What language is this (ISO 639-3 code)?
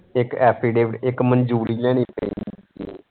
pan